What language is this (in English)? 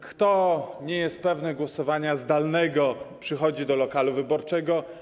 Polish